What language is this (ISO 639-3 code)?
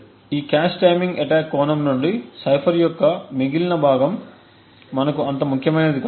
tel